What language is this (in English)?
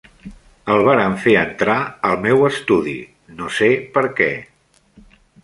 Catalan